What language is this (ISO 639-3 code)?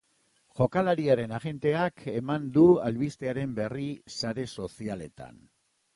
eus